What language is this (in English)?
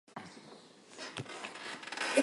Armenian